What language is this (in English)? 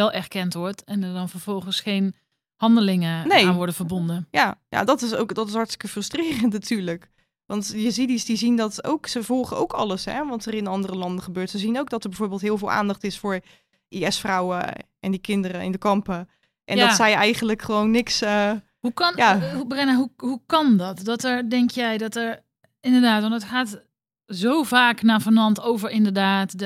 Dutch